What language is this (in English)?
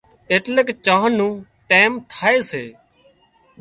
Wadiyara Koli